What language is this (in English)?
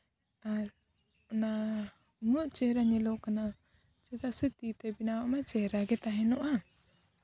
Santali